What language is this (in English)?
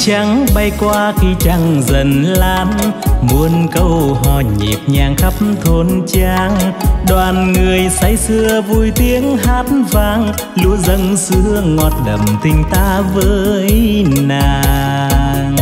Vietnamese